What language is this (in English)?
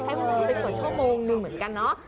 Thai